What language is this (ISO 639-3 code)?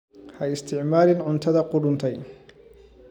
som